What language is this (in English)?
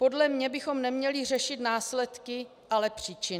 Czech